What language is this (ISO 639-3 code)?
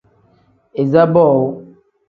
kdh